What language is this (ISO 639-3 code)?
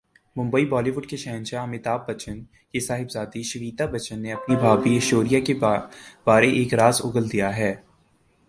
urd